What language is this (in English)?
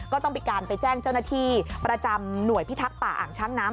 Thai